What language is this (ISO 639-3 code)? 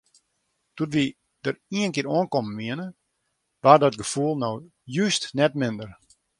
fry